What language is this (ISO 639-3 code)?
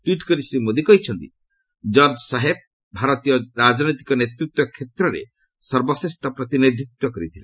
ori